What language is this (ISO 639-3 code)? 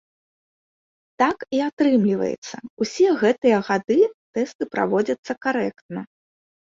bel